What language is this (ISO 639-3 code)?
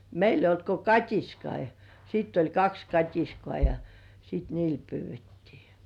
fin